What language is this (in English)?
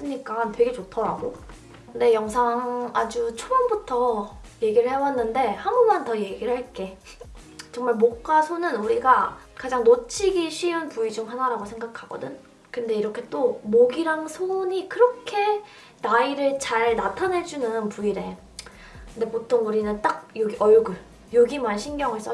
Korean